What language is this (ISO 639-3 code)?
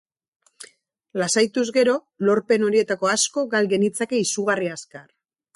eus